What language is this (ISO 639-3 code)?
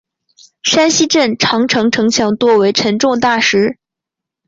zho